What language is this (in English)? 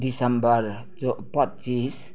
Nepali